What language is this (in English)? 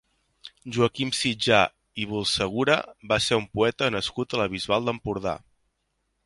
Catalan